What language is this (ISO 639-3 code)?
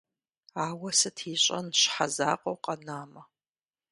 kbd